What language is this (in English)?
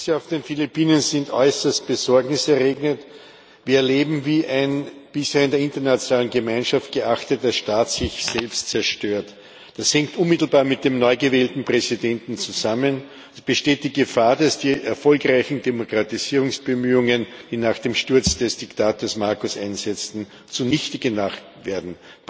German